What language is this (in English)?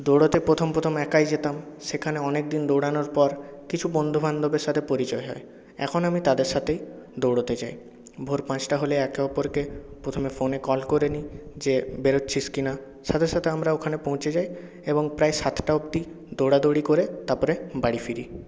Bangla